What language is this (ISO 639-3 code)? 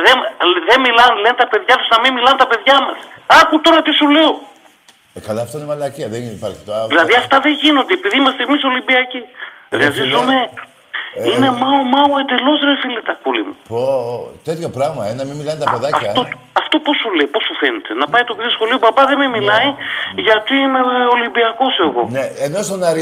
ell